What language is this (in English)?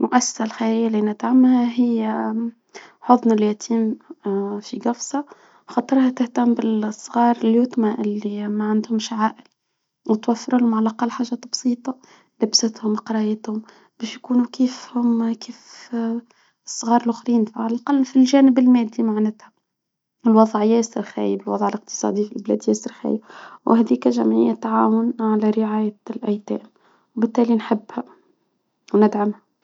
Tunisian Arabic